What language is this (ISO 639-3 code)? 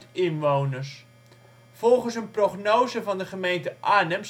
nld